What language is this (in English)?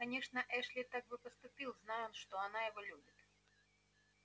Russian